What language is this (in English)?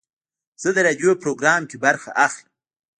Pashto